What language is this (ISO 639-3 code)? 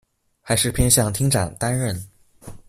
zho